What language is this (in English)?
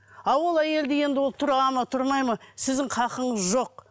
Kazakh